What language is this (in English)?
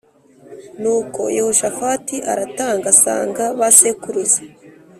Kinyarwanda